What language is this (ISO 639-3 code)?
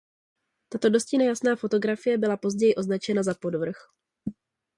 ces